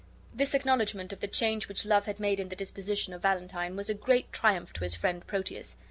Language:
English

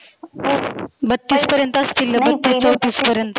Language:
Marathi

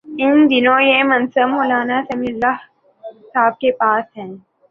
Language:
Urdu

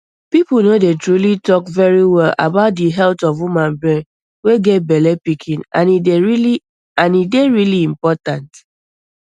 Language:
Nigerian Pidgin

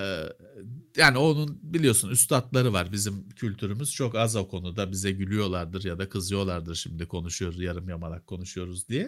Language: Turkish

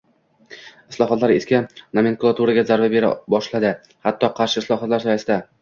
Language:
Uzbek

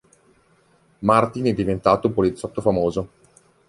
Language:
Italian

